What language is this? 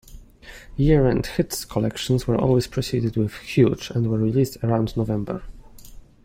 English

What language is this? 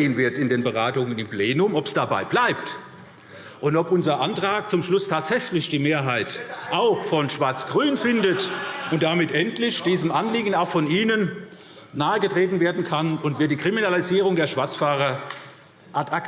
German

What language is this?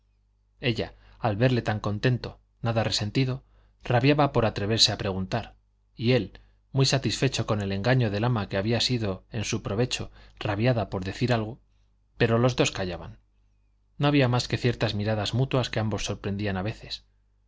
Spanish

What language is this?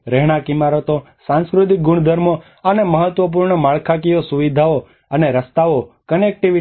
Gujarati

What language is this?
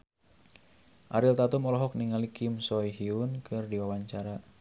Sundanese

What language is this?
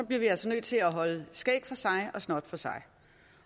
Danish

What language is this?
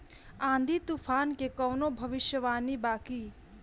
Bhojpuri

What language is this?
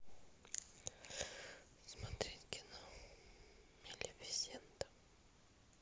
Russian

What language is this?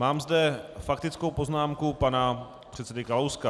Czech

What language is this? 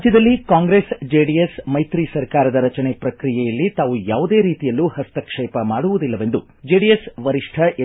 Kannada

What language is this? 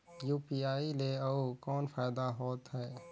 Chhattisgarhi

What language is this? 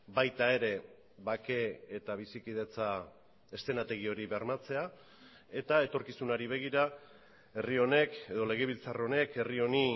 Basque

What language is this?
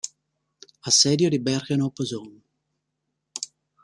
Italian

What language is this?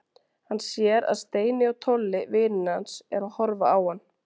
Icelandic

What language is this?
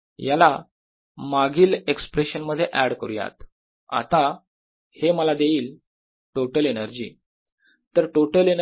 Marathi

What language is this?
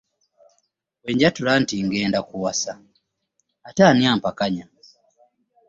Ganda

